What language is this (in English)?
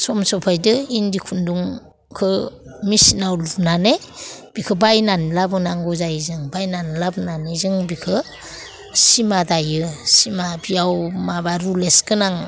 Bodo